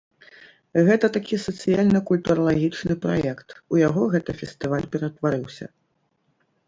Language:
Belarusian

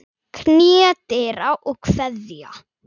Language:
Icelandic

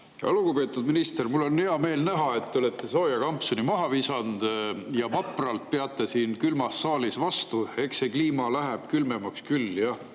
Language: Estonian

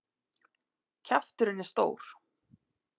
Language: Icelandic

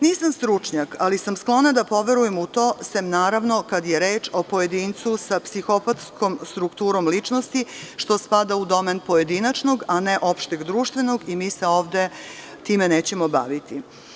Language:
Serbian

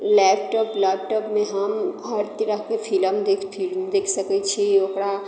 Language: Maithili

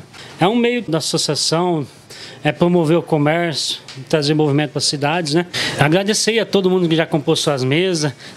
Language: Portuguese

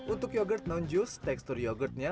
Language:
Indonesian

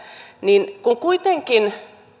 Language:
Finnish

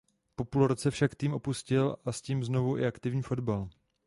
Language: Czech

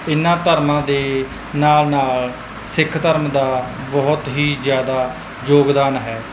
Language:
Punjabi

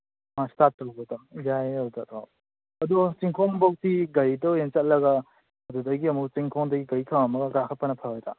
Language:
Manipuri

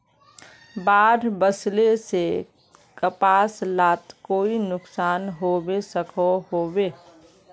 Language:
Magahi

